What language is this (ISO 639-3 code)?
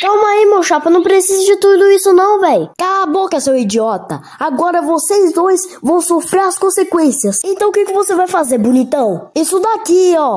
por